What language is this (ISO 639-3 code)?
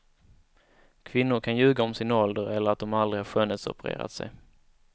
swe